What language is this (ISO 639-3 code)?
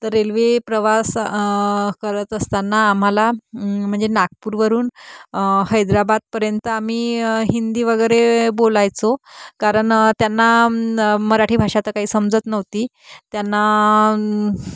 mar